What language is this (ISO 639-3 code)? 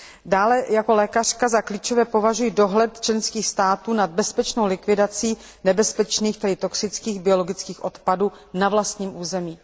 ces